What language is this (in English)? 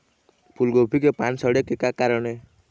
Chhattisgarhi